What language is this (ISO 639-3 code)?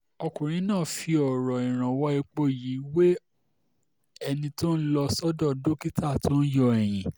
yor